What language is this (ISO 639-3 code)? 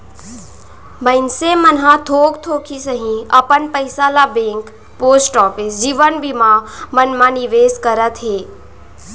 hne